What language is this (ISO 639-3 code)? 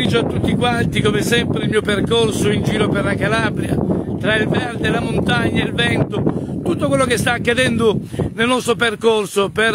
ita